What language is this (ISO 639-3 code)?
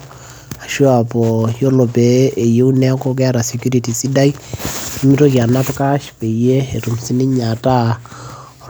mas